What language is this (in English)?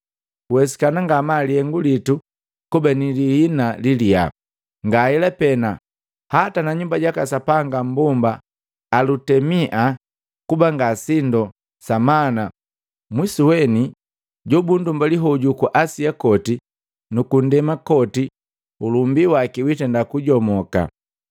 Matengo